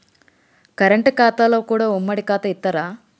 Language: Telugu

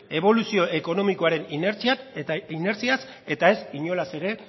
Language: Basque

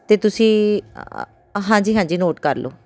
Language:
Punjabi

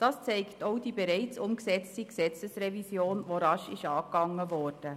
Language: Swiss German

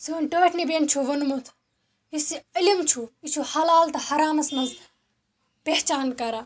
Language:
Kashmiri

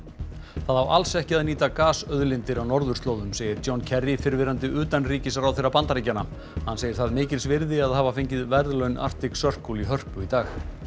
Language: Icelandic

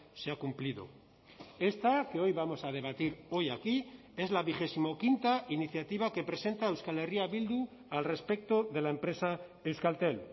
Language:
Spanish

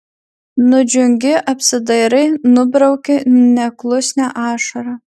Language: Lithuanian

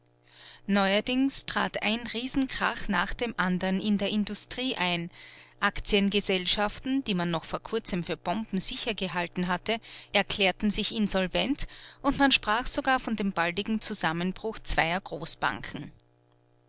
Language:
German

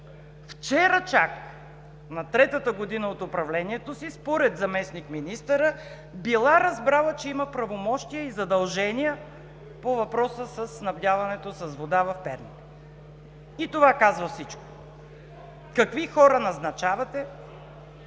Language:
Bulgarian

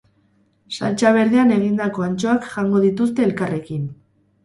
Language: Basque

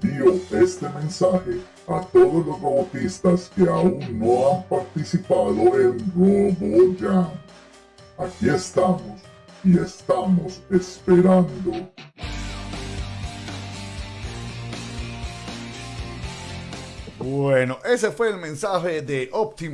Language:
Spanish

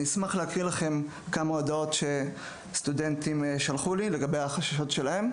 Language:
Hebrew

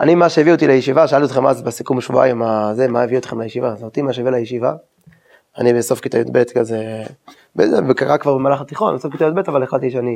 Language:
Hebrew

